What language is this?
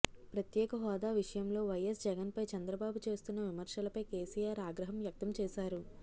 Telugu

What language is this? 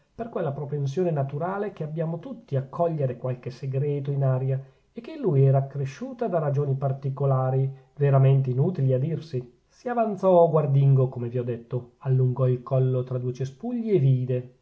Italian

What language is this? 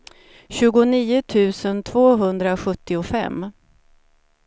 Swedish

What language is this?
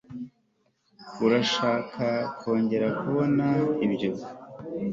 Kinyarwanda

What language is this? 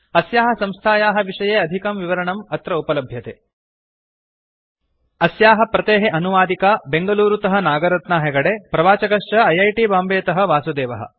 Sanskrit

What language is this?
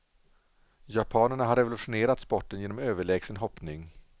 Swedish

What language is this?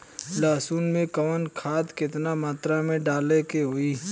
Bhojpuri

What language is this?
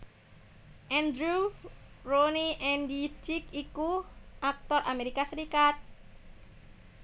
Javanese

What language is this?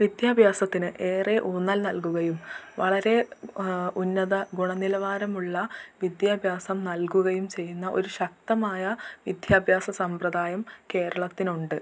Malayalam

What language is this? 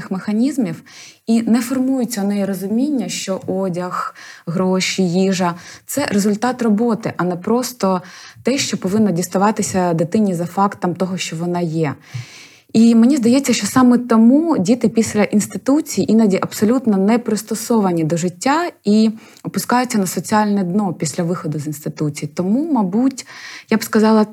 Ukrainian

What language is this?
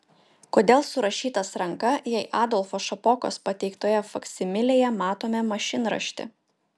Lithuanian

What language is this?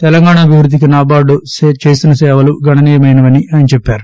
Telugu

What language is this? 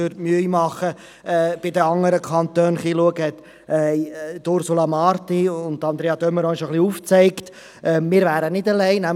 Swiss German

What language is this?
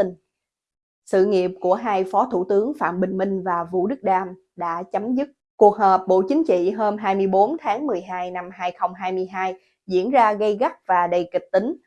Vietnamese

